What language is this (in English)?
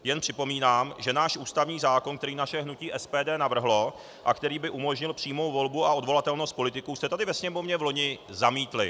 Czech